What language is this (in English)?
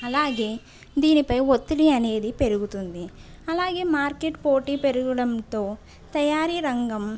Telugu